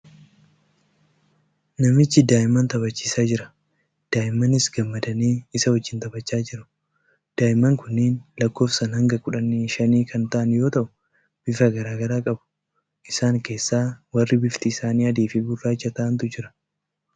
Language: Oromo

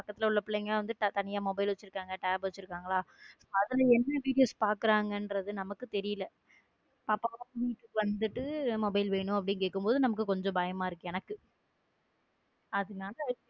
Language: Tamil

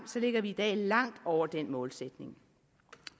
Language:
Danish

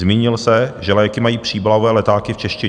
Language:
Czech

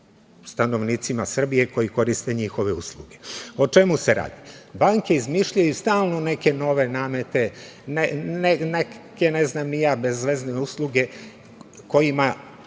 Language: Serbian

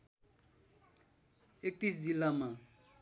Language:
Nepali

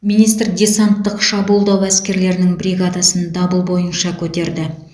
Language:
Kazakh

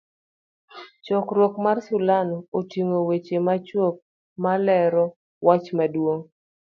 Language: Luo (Kenya and Tanzania)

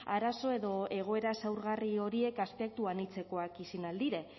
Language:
Basque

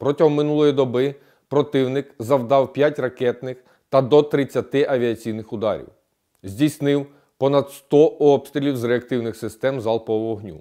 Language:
Ukrainian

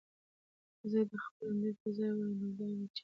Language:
Pashto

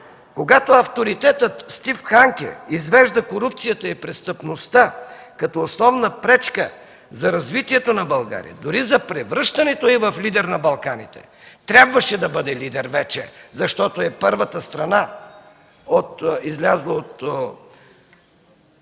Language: Bulgarian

